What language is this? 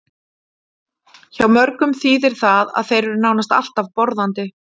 Icelandic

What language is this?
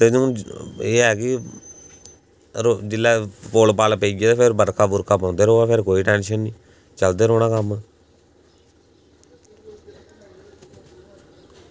Dogri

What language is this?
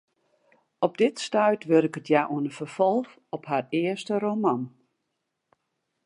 Western Frisian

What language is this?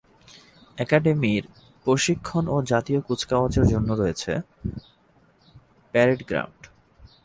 Bangla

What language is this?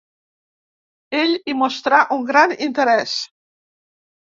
Catalan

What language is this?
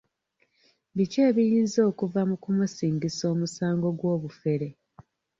Ganda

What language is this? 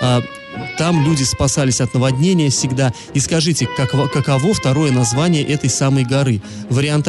Russian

